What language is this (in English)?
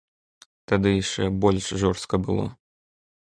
Belarusian